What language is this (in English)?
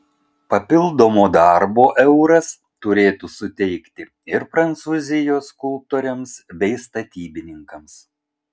Lithuanian